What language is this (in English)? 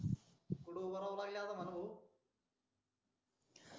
Marathi